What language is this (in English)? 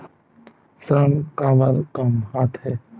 Chhattisgarhi